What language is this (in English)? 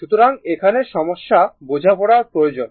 Bangla